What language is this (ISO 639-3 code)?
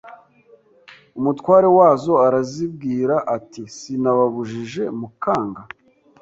kin